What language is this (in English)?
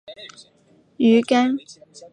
Chinese